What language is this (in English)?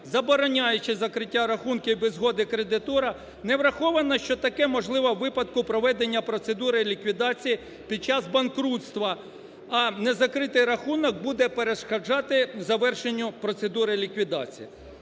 Ukrainian